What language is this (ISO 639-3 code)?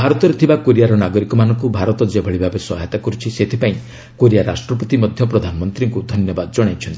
ori